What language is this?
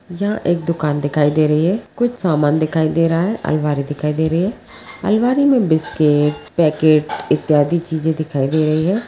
Magahi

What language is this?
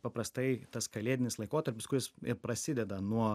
Lithuanian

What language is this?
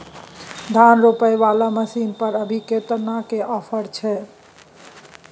Maithili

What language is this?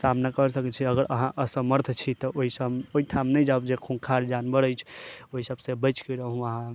Maithili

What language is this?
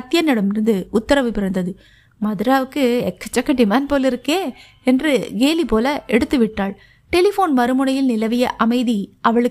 Tamil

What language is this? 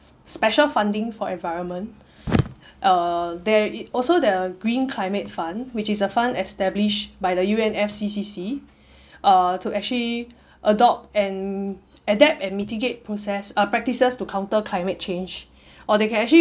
English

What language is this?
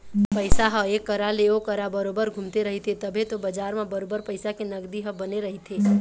Chhattisgarhi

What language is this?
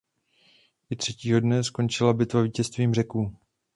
Czech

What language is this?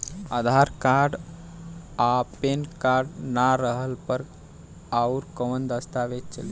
Bhojpuri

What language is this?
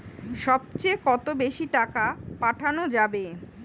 Bangla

